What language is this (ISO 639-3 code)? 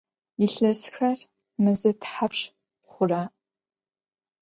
ady